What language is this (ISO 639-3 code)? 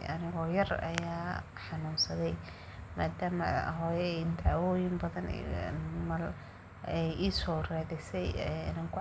som